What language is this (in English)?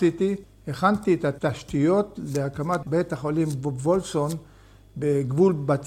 Hebrew